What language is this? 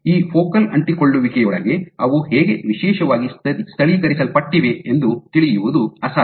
Kannada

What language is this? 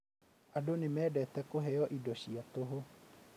Kikuyu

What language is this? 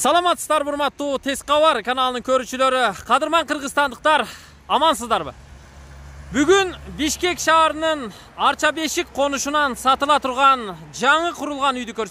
Turkish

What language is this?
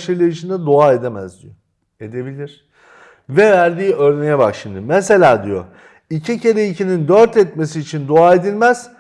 Turkish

